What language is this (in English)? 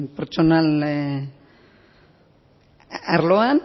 Basque